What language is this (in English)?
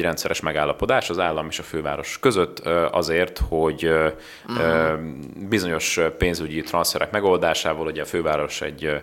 Hungarian